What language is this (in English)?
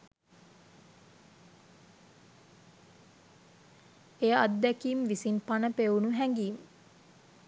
Sinhala